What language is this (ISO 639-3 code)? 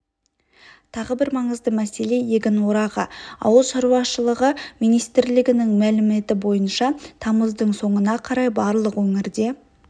kaz